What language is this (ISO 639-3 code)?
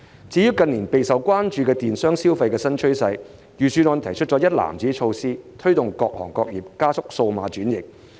yue